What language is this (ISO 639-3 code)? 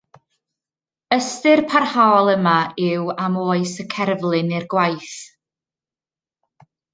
cym